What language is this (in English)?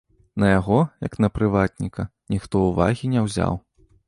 Belarusian